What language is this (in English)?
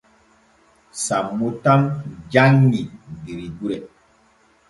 Borgu Fulfulde